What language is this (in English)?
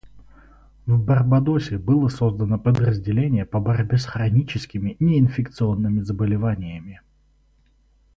Russian